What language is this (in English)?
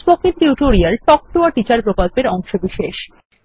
Bangla